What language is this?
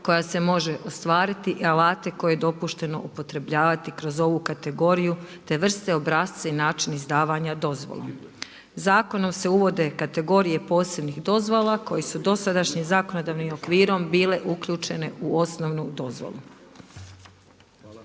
Croatian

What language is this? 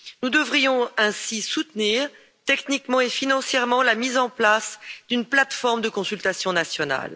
French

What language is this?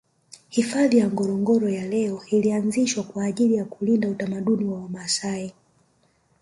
Swahili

